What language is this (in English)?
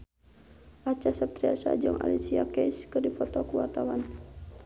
Sundanese